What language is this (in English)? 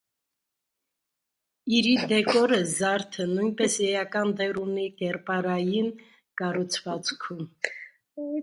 Armenian